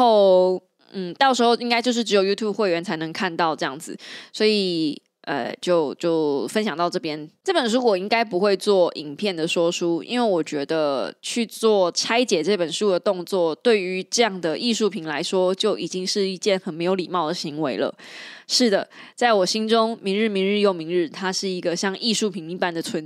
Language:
Chinese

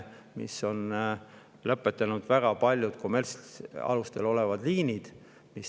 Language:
Estonian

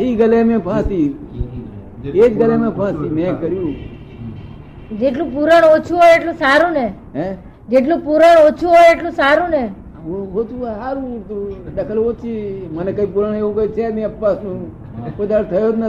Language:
Gujarati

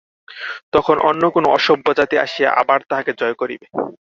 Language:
Bangla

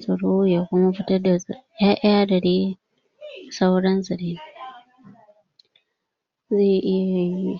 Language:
Hausa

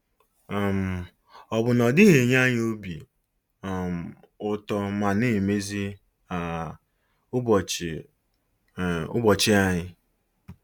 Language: Igbo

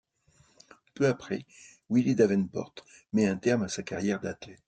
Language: French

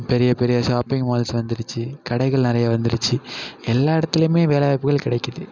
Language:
Tamil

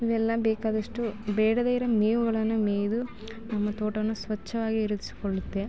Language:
Kannada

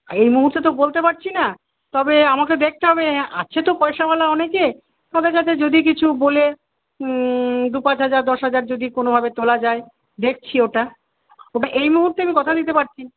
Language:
Bangla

